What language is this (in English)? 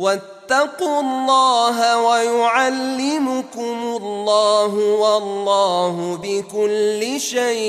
Arabic